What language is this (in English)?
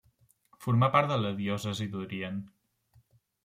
Catalan